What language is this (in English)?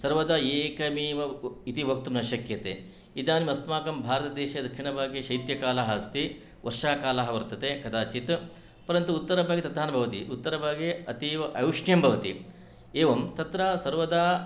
Sanskrit